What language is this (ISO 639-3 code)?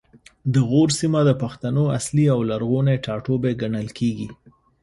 pus